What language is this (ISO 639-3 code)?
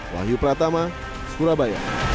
ind